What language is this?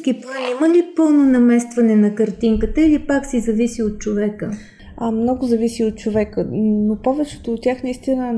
Bulgarian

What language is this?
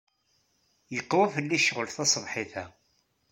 Kabyle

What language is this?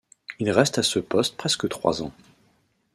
French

